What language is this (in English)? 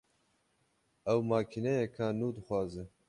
Kurdish